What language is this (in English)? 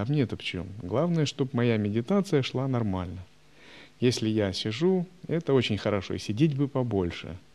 Russian